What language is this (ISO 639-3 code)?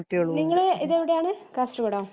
mal